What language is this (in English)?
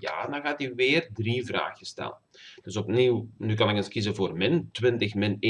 Dutch